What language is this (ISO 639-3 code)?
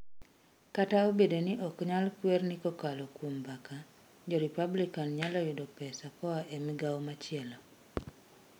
luo